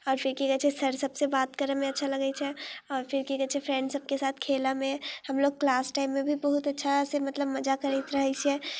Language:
Maithili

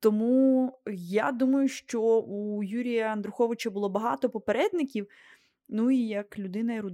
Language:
Ukrainian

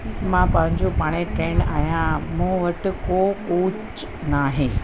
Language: Sindhi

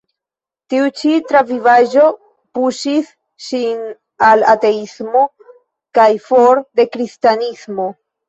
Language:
Esperanto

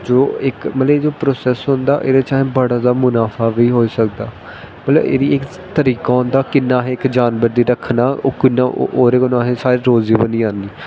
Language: Dogri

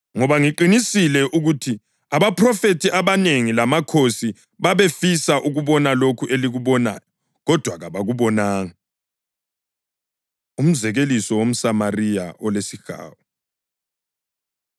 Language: North Ndebele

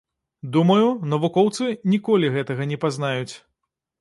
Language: Belarusian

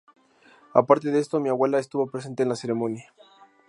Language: Spanish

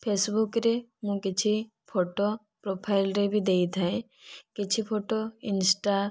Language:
Odia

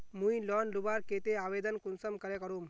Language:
Magahi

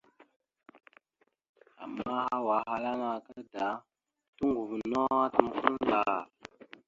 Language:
Mada (Cameroon)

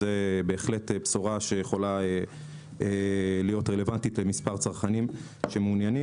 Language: Hebrew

